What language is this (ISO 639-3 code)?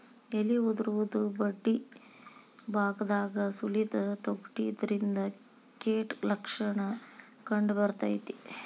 kan